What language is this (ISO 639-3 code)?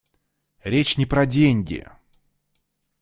rus